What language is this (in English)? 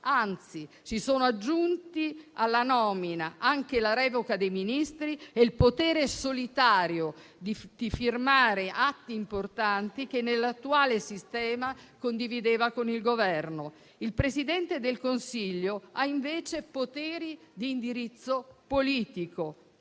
Italian